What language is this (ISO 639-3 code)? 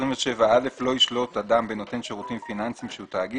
heb